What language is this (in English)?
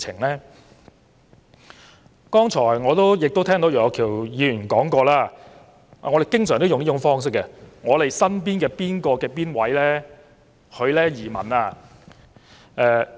Cantonese